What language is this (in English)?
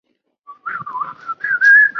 Chinese